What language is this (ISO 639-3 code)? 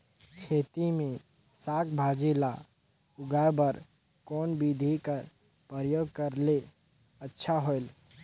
hne